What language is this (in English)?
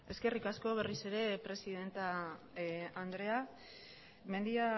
Basque